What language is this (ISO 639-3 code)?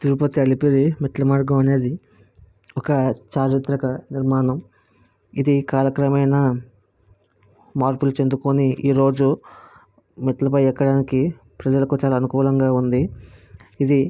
tel